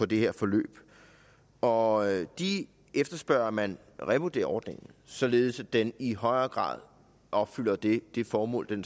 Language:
Danish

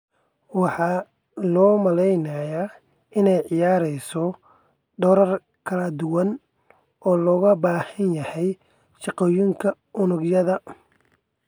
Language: Somali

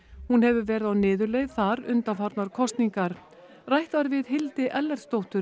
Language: Icelandic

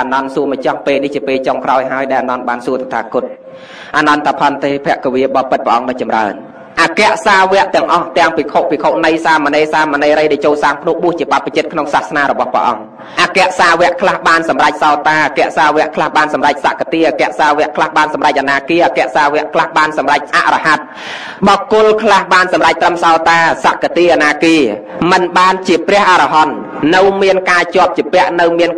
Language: Thai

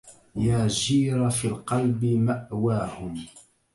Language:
Arabic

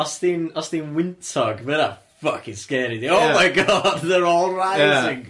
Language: Welsh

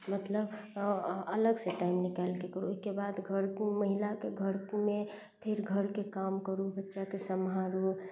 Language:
Maithili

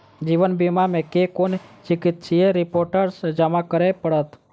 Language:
Maithili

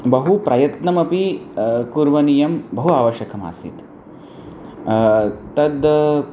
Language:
Sanskrit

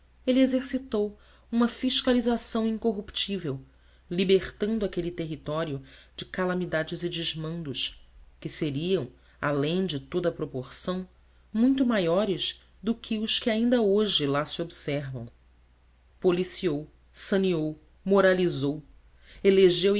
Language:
Portuguese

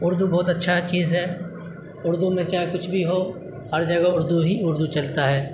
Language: Urdu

